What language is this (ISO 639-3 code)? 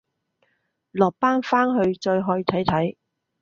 yue